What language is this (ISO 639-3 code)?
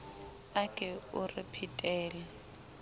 sot